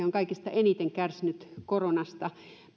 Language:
Finnish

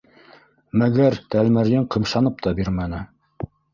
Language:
Bashkir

